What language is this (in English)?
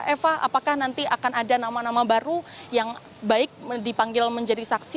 Indonesian